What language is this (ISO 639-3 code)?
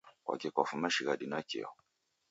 dav